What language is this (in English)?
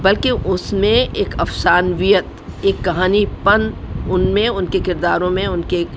Urdu